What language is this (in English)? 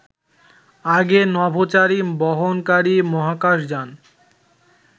Bangla